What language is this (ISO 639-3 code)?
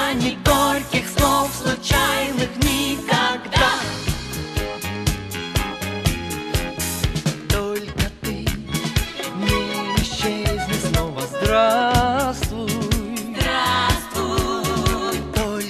rus